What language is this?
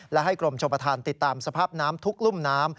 Thai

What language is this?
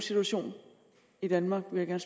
Danish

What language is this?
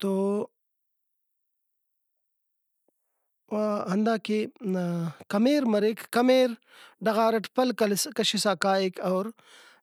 Brahui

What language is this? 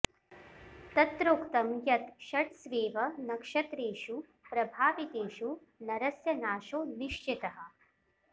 Sanskrit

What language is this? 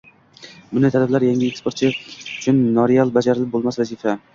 Uzbek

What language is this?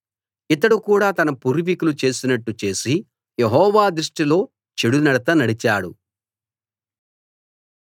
Telugu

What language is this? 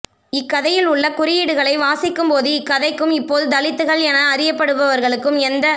Tamil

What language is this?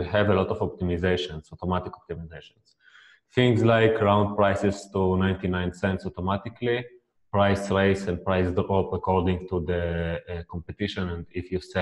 English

